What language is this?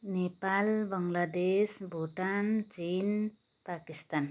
Nepali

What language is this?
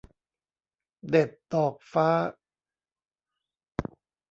Thai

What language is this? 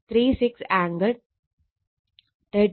Malayalam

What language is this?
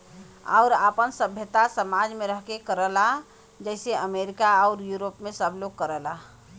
Bhojpuri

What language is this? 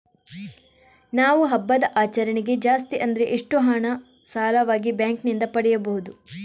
Kannada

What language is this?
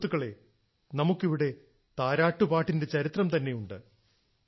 Malayalam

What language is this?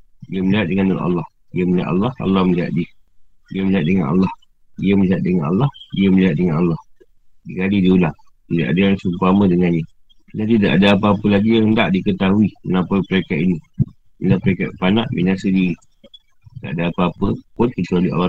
Malay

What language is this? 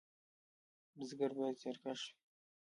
Pashto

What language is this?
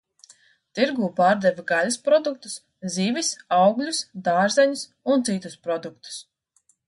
Latvian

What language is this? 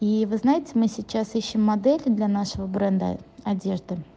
Russian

